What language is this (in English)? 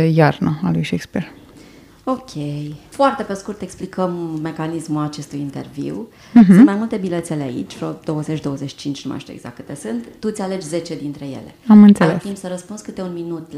Romanian